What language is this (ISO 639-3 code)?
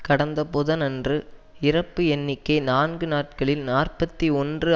tam